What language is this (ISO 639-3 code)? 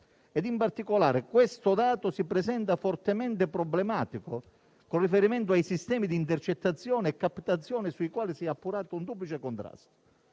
ita